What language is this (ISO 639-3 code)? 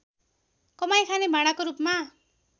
nep